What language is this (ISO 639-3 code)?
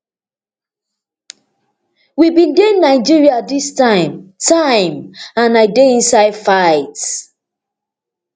pcm